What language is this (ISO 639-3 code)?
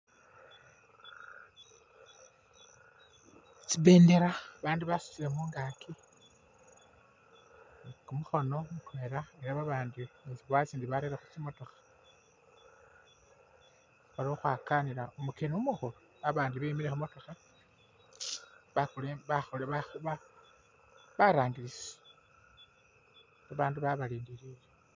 myx